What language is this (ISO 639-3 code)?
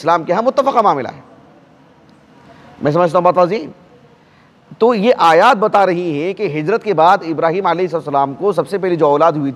ara